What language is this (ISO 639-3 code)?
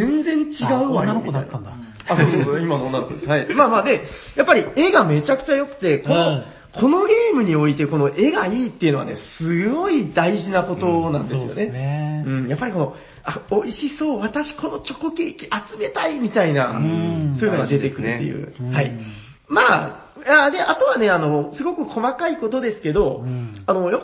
jpn